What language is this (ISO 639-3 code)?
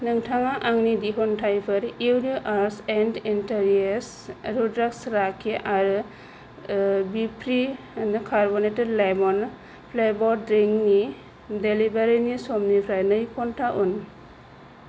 brx